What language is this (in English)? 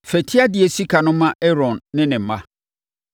Akan